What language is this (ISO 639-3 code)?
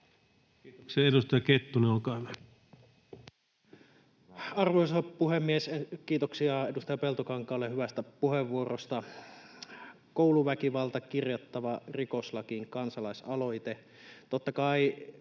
fin